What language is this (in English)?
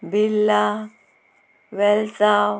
Konkani